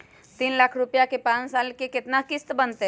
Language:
Magahi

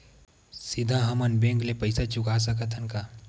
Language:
Chhattisgarhi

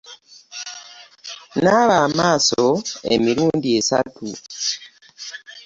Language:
Ganda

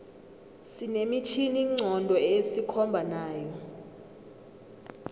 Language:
South Ndebele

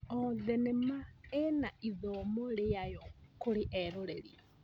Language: Kikuyu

